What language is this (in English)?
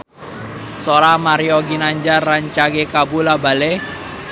Sundanese